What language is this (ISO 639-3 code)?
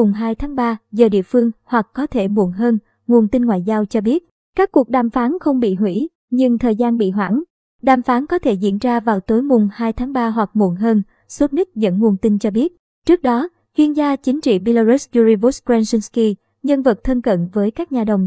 vie